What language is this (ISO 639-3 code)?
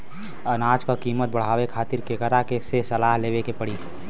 bho